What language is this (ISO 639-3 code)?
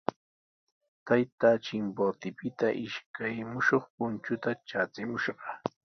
qws